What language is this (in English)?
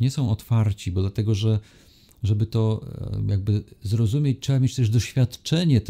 Polish